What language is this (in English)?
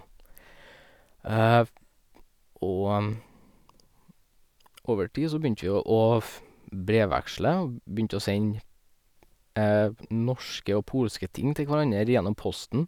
Norwegian